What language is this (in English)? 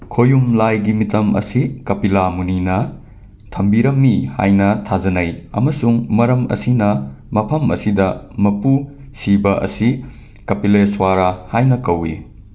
Manipuri